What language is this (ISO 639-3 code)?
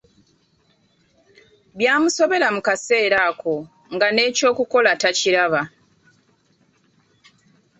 lug